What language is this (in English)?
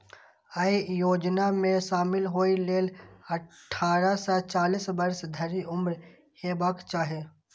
Maithili